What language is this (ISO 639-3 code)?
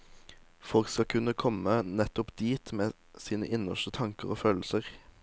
nor